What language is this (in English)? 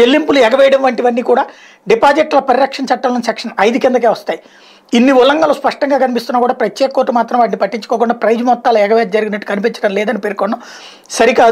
Hindi